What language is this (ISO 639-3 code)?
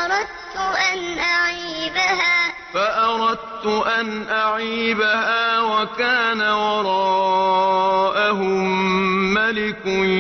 ara